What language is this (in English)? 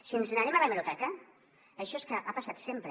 Catalan